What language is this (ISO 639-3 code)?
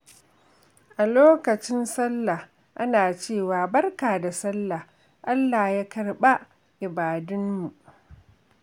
hau